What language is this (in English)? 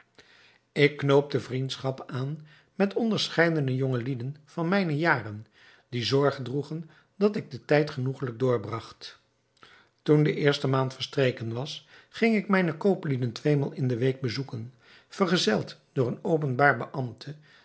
Dutch